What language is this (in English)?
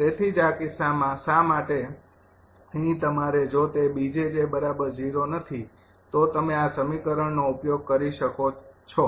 Gujarati